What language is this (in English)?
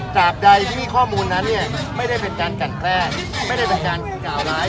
Thai